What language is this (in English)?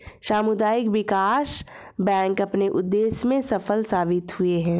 Hindi